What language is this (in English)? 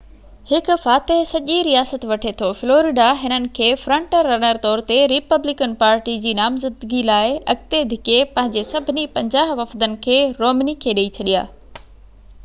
Sindhi